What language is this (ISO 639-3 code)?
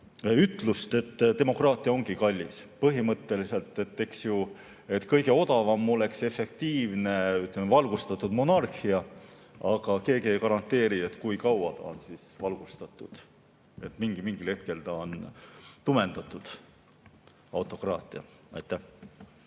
est